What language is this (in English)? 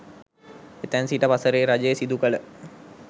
Sinhala